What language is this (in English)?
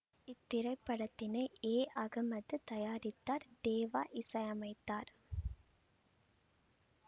Tamil